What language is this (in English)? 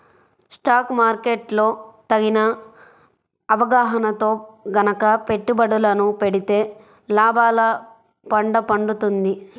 Telugu